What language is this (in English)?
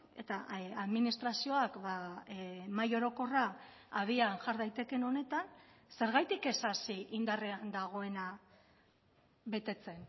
Basque